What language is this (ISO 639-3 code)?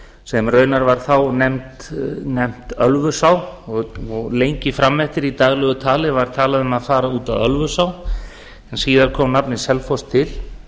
isl